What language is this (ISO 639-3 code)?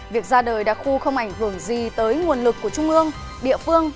vie